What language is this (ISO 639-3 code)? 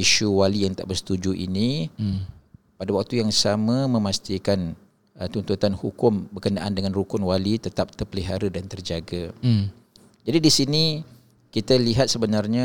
msa